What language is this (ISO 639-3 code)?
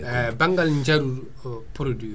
ful